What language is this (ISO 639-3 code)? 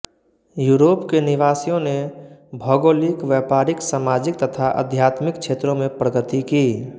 hin